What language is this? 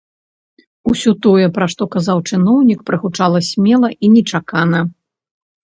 Belarusian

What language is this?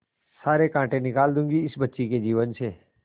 Hindi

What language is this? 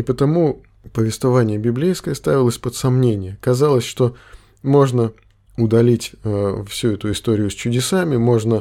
Russian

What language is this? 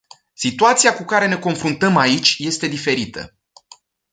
Romanian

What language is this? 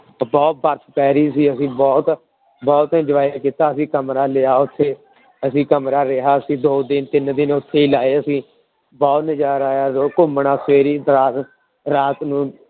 Punjabi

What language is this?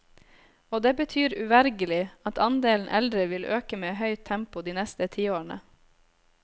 Norwegian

